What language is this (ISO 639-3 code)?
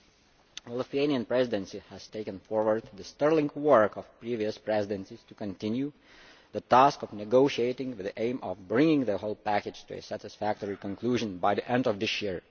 eng